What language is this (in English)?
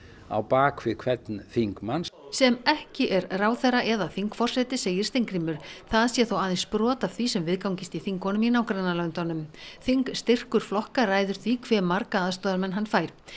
Icelandic